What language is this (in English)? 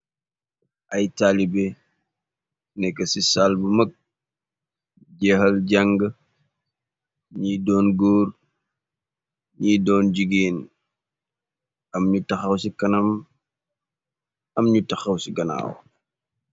Wolof